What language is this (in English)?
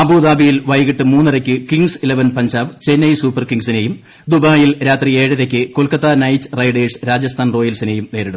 Malayalam